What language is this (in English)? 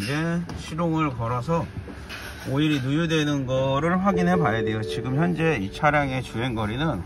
Korean